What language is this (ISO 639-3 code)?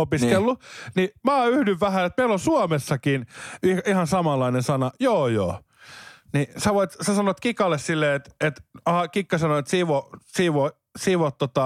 fin